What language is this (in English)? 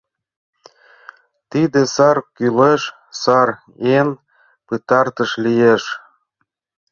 Mari